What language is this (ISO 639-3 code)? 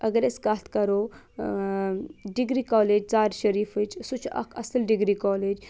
kas